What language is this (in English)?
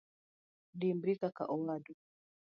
Luo (Kenya and Tanzania)